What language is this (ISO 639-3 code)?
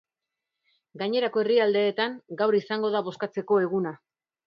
eus